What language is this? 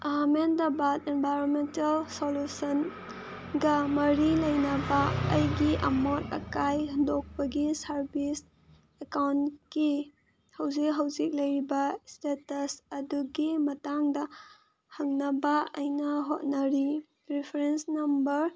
Manipuri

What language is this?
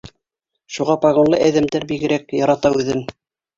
Bashkir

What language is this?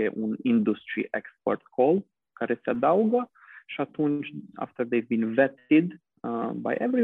Romanian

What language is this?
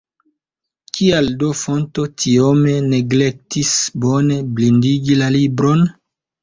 Esperanto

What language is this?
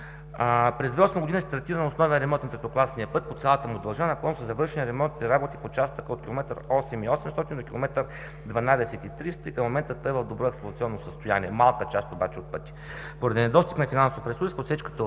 Bulgarian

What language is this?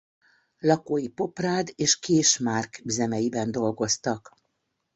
Hungarian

